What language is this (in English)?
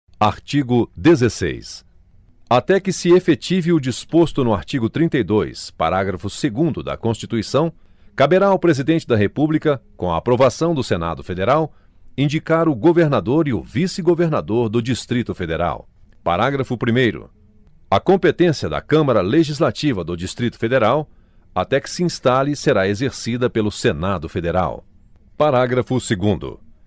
Portuguese